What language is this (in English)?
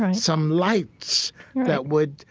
English